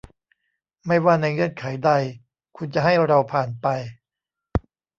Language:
Thai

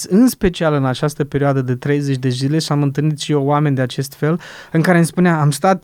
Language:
Romanian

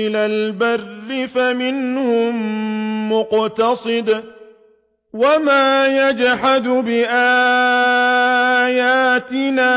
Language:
Arabic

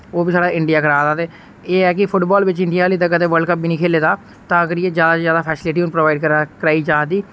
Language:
Dogri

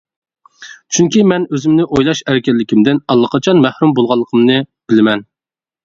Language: Uyghur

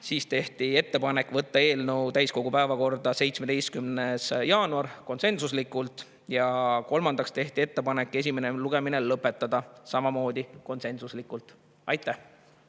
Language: Estonian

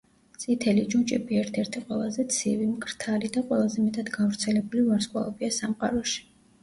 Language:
Georgian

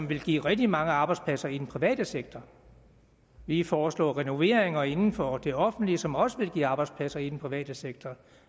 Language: Danish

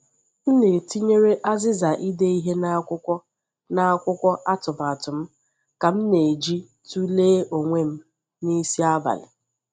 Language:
Igbo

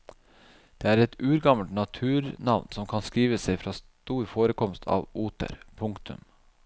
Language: Norwegian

